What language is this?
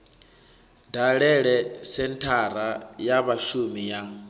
Venda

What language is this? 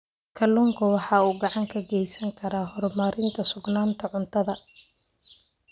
Somali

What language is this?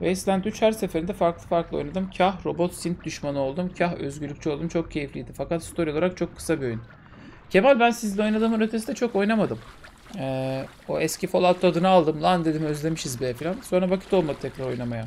Turkish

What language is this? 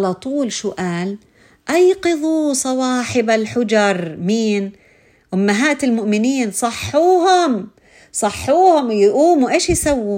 Arabic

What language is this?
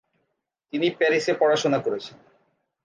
Bangla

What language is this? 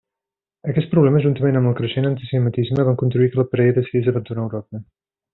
Catalan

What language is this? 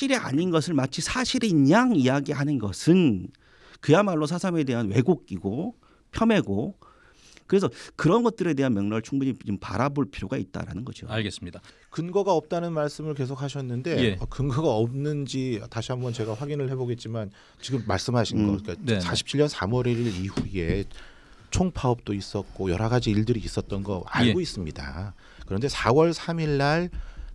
Korean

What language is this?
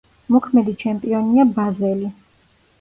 Georgian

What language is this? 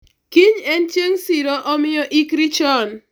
Luo (Kenya and Tanzania)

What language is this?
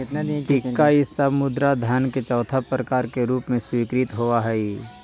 Magahi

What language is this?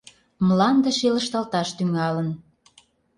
Mari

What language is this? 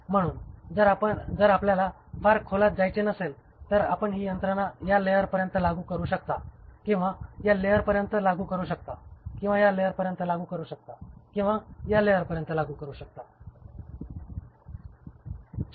Marathi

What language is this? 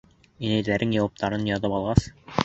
Bashkir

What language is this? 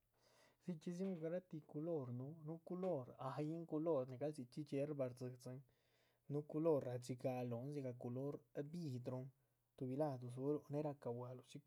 Chichicapan Zapotec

